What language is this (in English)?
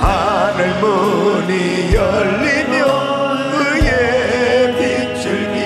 Korean